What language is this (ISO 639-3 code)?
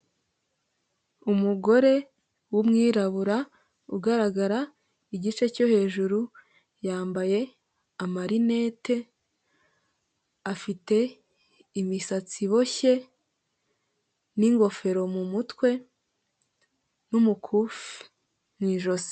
kin